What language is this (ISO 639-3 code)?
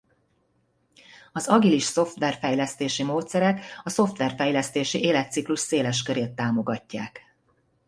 hun